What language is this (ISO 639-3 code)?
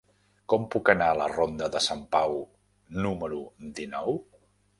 cat